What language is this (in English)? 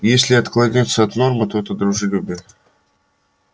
Russian